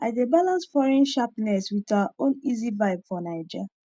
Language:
Nigerian Pidgin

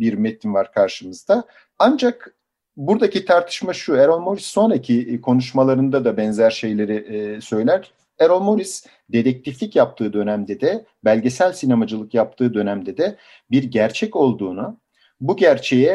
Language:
Turkish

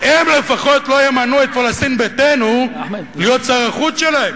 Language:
Hebrew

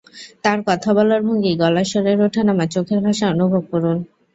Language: Bangla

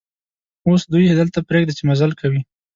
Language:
Pashto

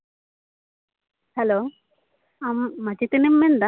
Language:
Santali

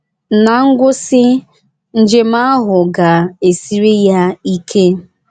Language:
Igbo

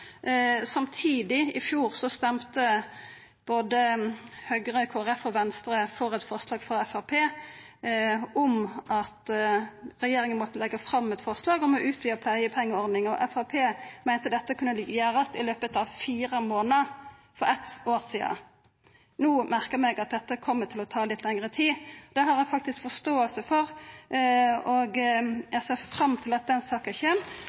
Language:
Norwegian Nynorsk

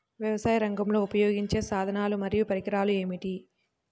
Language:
Telugu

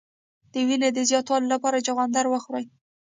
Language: Pashto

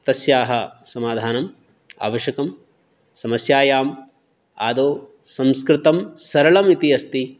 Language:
Sanskrit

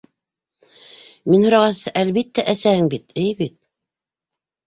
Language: Bashkir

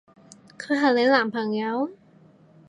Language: Cantonese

